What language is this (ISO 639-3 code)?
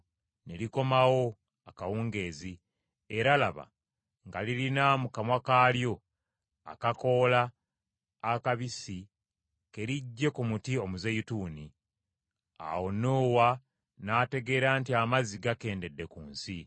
lug